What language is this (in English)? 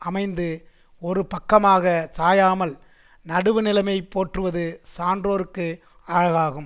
Tamil